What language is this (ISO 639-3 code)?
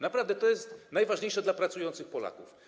pol